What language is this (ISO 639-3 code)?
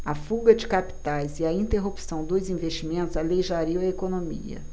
por